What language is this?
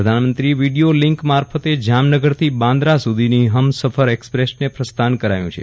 Gujarati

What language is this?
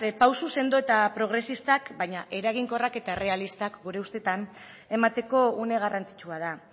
Basque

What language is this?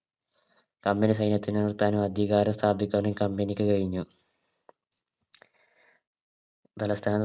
Malayalam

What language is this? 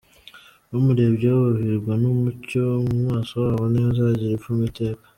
Kinyarwanda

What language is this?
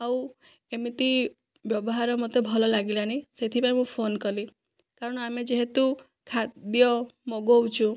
Odia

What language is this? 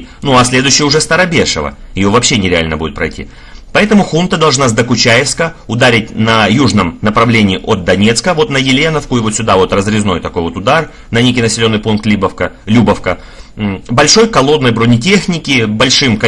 Russian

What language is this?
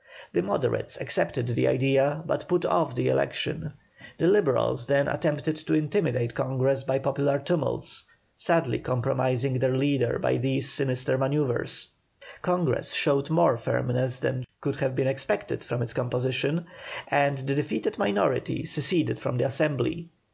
English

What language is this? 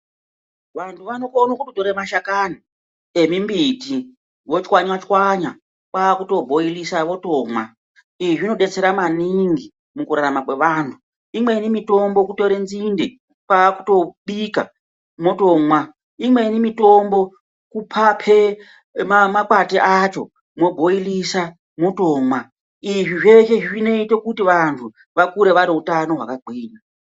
Ndau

